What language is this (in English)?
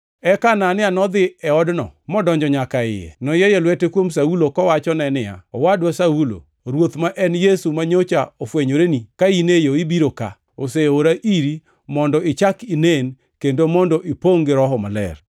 Luo (Kenya and Tanzania)